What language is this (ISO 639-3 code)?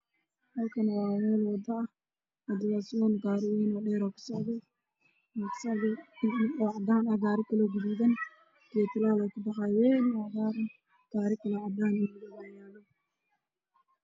som